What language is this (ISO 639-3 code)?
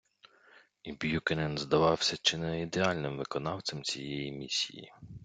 ukr